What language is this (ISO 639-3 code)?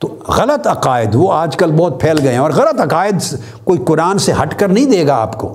urd